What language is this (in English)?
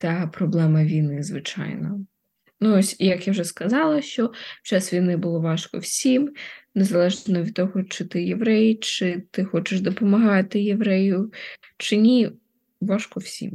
Ukrainian